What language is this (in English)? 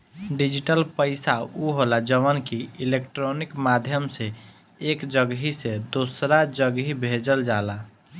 Bhojpuri